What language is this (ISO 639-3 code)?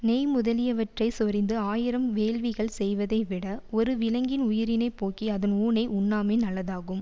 tam